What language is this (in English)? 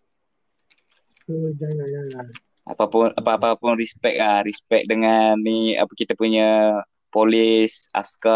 Malay